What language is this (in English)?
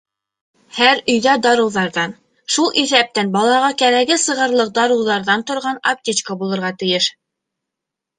Bashkir